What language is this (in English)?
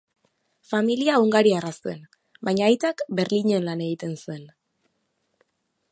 Basque